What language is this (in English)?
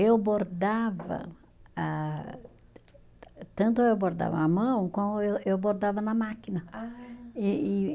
Portuguese